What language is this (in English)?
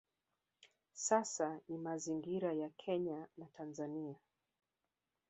Swahili